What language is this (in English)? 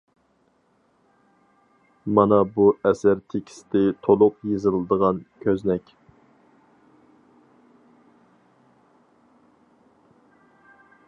Uyghur